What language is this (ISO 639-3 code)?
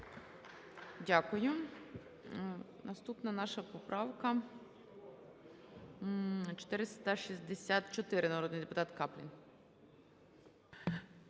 ukr